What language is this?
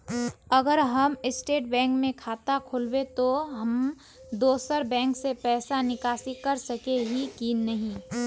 Magahi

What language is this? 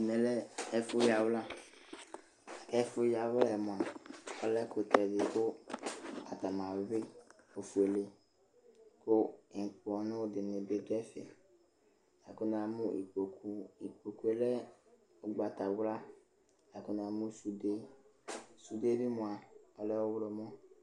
Ikposo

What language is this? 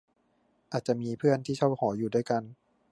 Thai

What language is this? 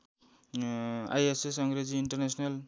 Nepali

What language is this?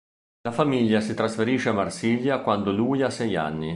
Italian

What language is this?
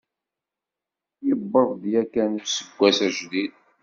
Kabyle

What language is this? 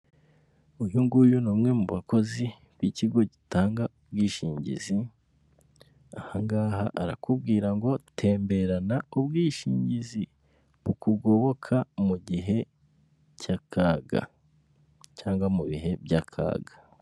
Kinyarwanda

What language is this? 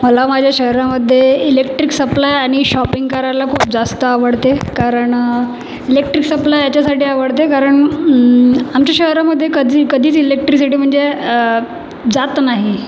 Marathi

